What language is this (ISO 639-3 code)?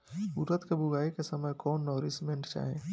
bho